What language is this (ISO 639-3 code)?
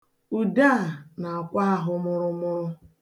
ibo